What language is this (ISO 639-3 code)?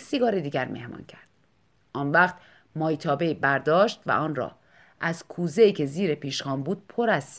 fas